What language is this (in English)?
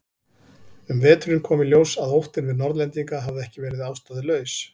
Icelandic